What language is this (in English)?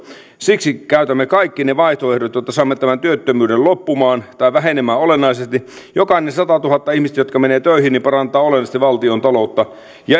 Finnish